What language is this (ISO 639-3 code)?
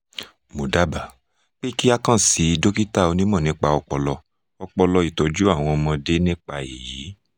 yor